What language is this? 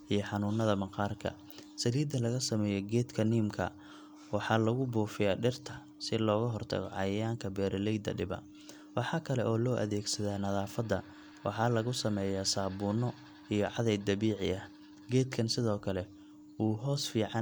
Somali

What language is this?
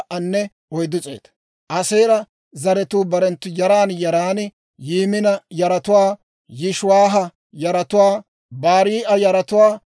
Dawro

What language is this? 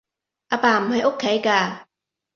Cantonese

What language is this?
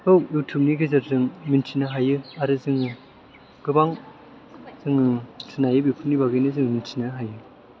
Bodo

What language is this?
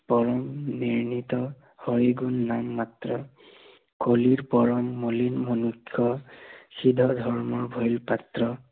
Assamese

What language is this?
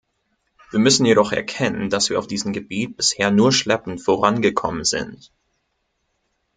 German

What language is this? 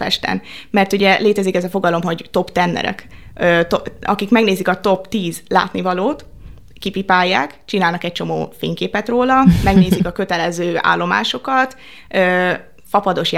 Hungarian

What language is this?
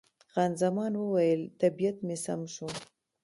Pashto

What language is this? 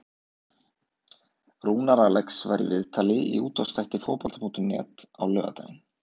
Icelandic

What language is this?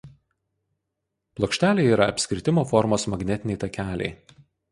Lithuanian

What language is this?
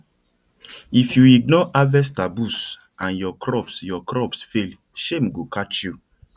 Nigerian Pidgin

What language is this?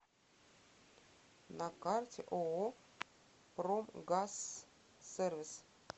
Russian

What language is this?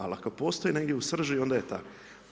Croatian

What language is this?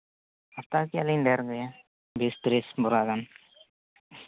Santali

